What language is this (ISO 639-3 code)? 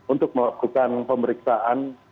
ind